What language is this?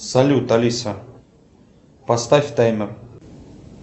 Russian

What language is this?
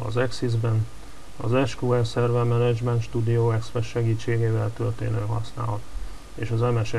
Hungarian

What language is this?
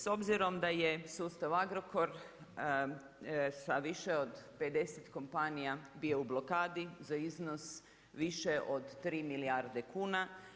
Croatian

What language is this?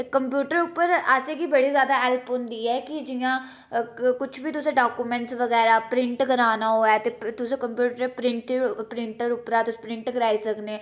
Dogri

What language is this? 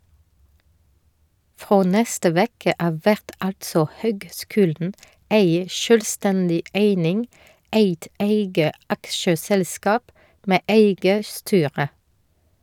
Norwegian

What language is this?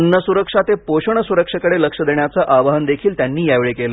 Marathi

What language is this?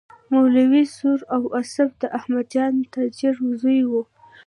Pashto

